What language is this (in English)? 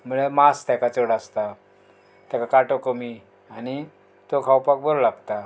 Konkani